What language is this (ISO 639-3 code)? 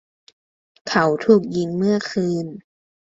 tha